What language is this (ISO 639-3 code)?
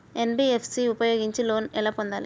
tel